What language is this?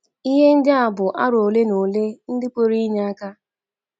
Igbo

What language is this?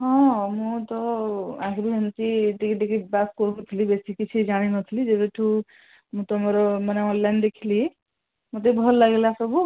Odia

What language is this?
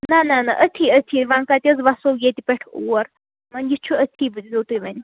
Kashmiri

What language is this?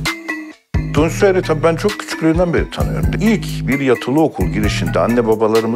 Turkish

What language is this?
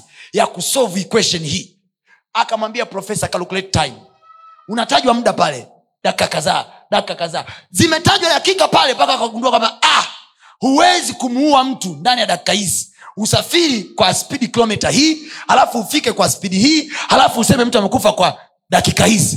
Swahili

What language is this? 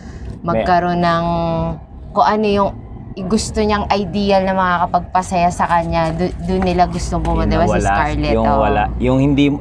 Filipino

